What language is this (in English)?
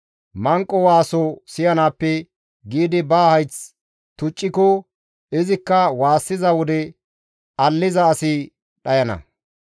Gamo